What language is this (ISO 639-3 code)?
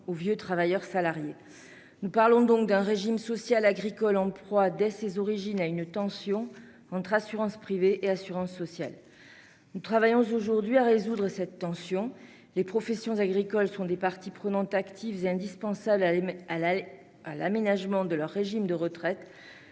fra